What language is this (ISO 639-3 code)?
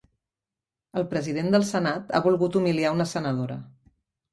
cat